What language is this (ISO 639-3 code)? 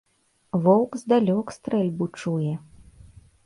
bel